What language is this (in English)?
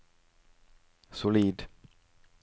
Norwegian